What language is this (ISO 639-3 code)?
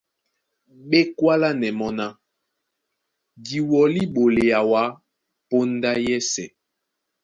dua